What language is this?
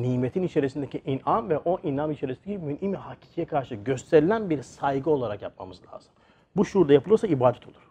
Turkish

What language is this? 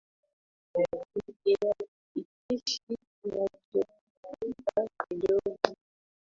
Swahili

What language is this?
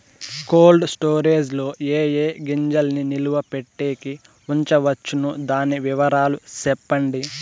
Telugu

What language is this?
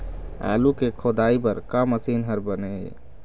Chhattisgarhi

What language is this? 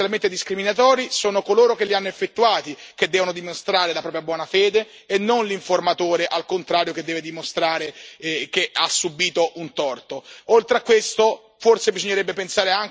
Italian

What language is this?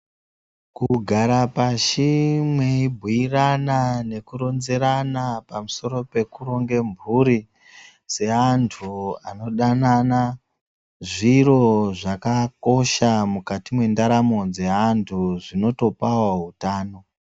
Ndau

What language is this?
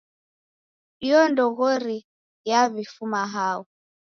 Taita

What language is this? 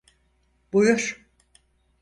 Turkish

